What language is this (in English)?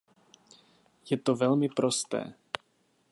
Czech